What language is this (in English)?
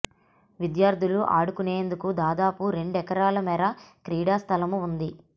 Telugu